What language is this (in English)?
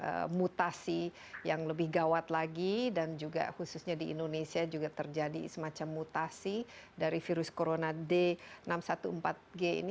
Indonesian